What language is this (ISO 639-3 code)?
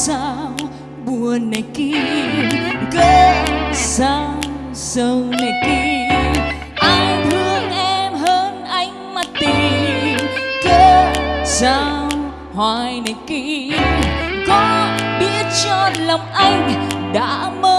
vie